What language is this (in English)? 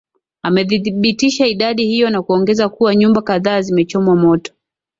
Swahili